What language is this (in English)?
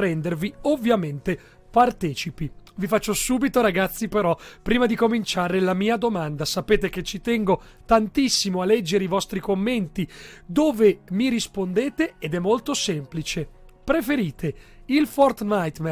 Italian